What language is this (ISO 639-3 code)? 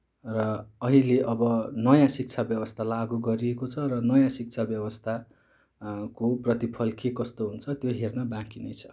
nep